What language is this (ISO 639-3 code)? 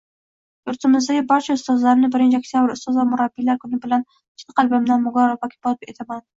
uzb